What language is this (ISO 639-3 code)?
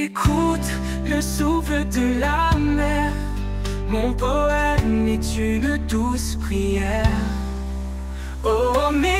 fra